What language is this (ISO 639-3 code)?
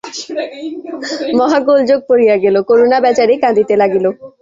ben